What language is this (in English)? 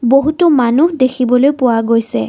Assamese